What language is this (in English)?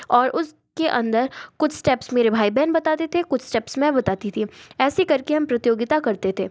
Hindi